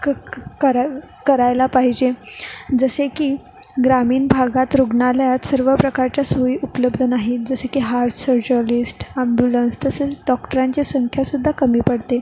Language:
Marathi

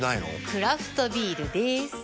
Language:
Japanese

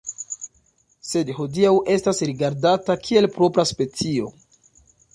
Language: Esperanto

